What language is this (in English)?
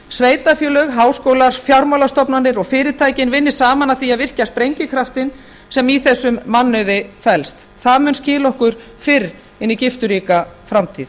Icelandic